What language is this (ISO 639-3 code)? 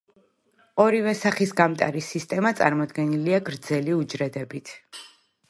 kat